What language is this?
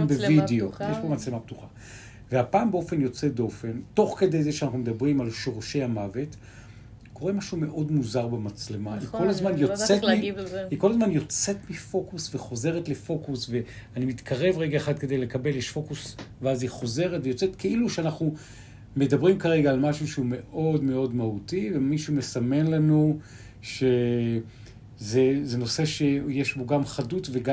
Hebrew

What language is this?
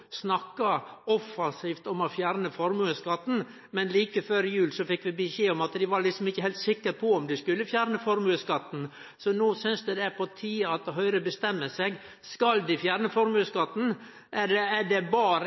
Norwegian Nynorsk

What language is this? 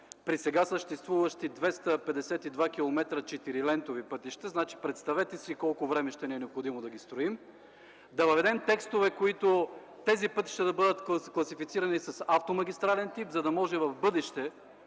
Bulgarian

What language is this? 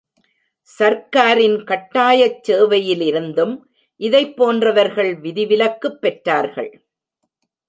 Tamil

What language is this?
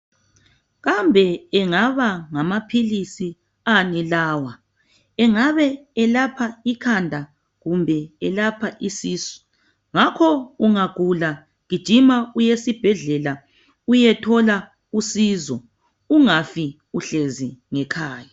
North Ndebele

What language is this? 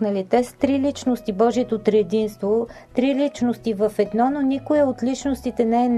Bulgarian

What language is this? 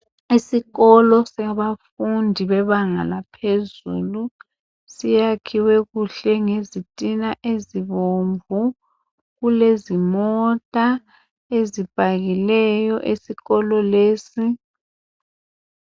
North Ndebele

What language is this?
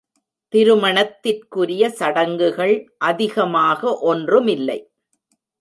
Tamil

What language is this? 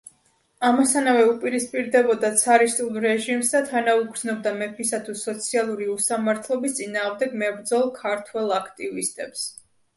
Georgian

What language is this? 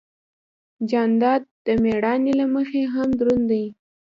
Pashto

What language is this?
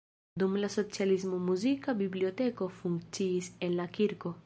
Esperanto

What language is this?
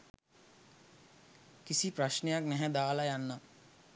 Sinhala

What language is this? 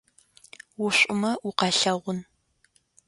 Adyghe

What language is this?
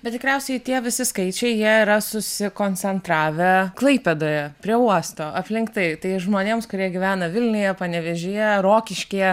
Lithuanian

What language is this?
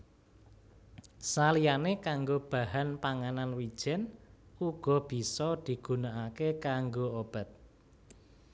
Javanese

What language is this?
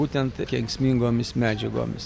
Lithuanian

